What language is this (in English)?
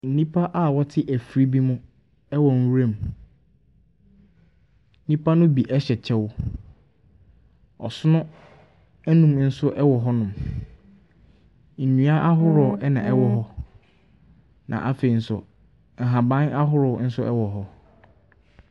Akan